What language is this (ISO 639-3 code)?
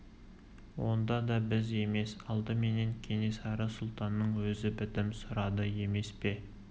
kaz